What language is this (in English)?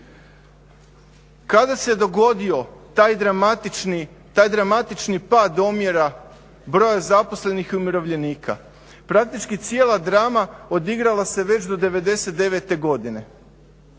Croatian